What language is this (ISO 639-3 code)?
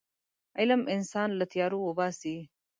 pus